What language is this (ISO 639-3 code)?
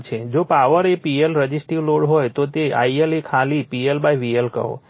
guj